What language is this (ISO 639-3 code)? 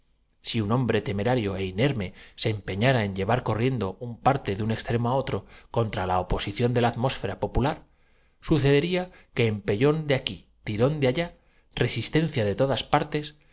spa